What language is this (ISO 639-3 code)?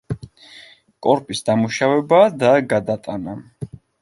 kat